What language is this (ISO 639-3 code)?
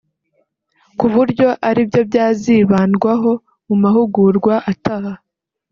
kin